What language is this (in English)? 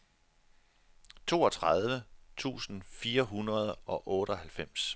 Danish